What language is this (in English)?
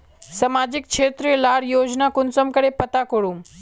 Magahi